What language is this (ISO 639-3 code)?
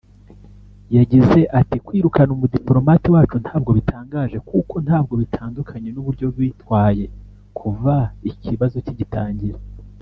kin